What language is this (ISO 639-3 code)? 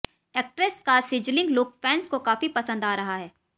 hin